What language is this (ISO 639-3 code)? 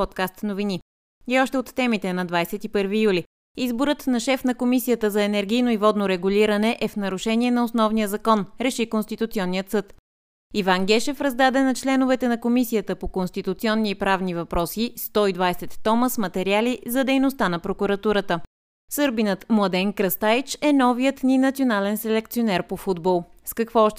bul